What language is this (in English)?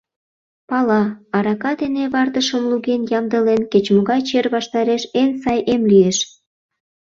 Mari